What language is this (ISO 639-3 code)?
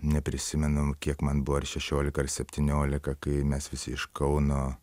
lit